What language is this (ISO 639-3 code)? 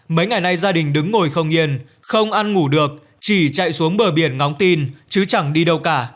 vie